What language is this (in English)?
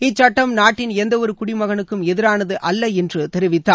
Tamil